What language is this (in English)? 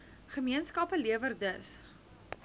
Afrikaans